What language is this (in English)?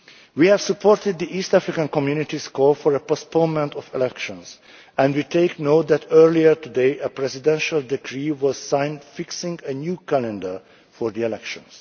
English